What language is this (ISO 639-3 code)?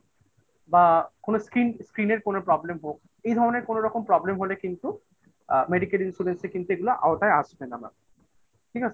ben